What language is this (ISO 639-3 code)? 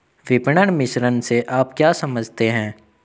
hin